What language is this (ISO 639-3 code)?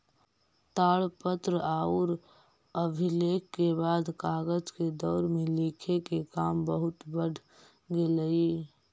mag